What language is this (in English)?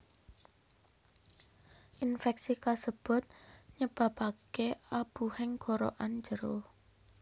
Javanese